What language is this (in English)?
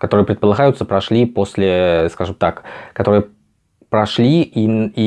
Russian